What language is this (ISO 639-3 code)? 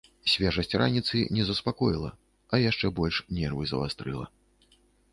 bel